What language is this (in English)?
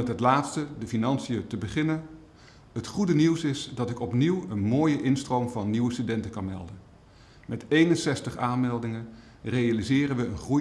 Dutch